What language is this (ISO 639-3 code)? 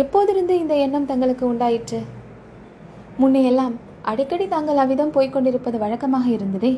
tam